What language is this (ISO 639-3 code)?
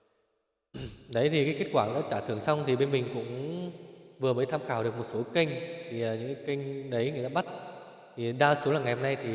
vie